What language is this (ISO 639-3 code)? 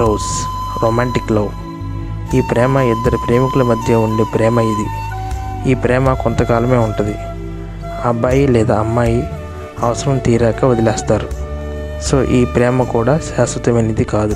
tel